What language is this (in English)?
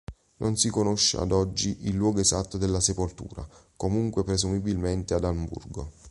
Italian